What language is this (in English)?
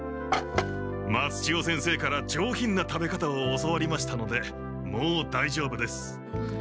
Japanese